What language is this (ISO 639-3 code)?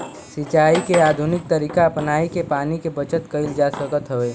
bho